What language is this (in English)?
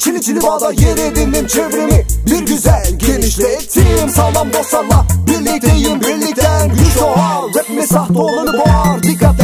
Turkish